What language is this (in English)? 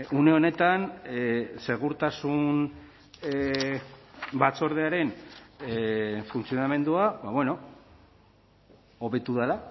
Basque